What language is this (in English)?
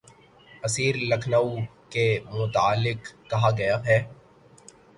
Urdu